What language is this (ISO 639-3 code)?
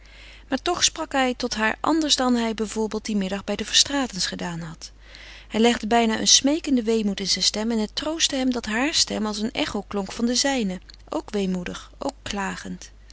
nld